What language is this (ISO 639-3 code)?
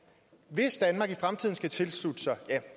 dan